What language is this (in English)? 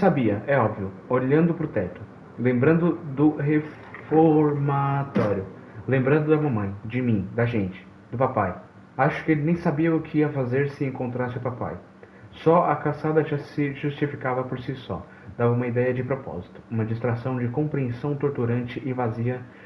Portuguese